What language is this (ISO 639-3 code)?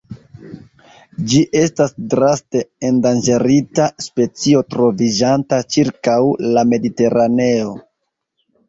epo